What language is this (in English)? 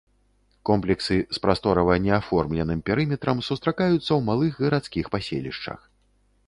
Belarusian